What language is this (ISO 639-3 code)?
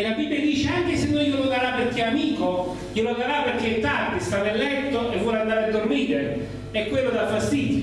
ita